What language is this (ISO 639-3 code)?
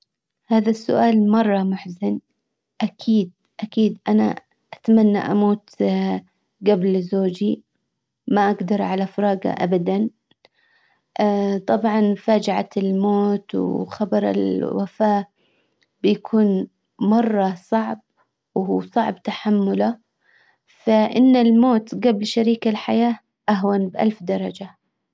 acw